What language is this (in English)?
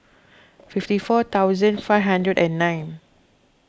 English